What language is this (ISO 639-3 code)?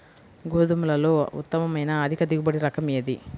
tel